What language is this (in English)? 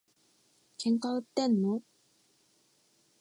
Japanese